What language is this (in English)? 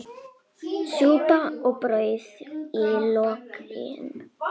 Icelandic